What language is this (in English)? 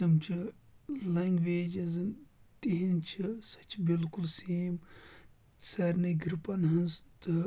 Kashmiri